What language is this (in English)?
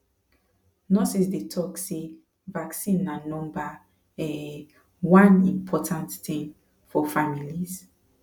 Nigerian Pidgin